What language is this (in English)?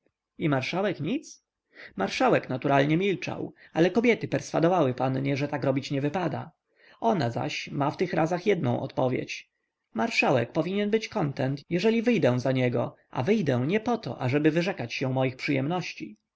Polish